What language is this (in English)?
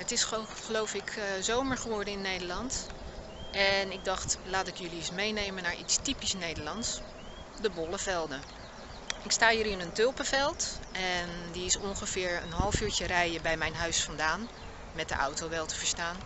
Dutch